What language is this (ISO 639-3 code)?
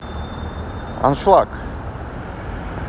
rus